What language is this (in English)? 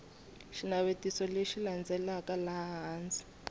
Tsonga